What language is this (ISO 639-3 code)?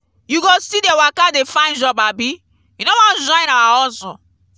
pcm